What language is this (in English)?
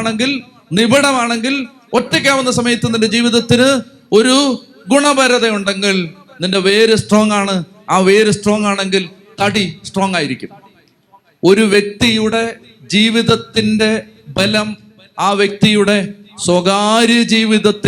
Malayalam